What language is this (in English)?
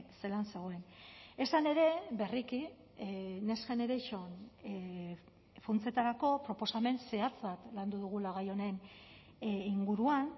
Basque